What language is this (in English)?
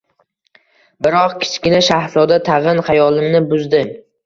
Uzbek